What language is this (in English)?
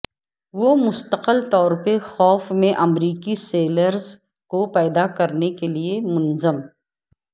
Urdu